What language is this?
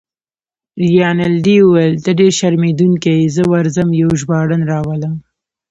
Pashto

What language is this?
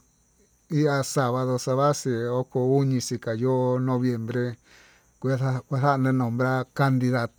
Tututepec Mixtec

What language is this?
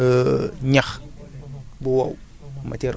Wolof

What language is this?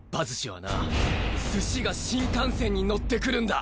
Japanese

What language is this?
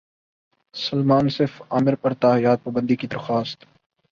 Urdu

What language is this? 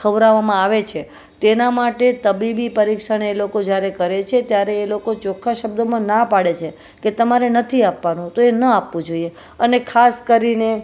Gujarati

